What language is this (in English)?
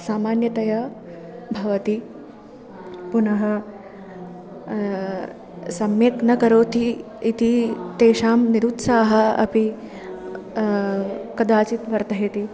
Sanskrit